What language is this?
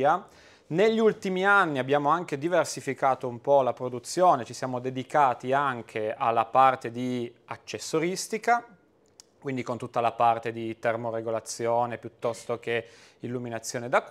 Italian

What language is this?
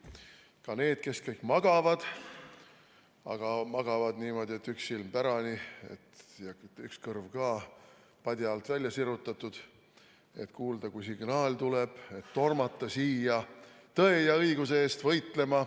Estonian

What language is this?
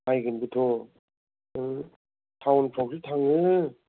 Bodo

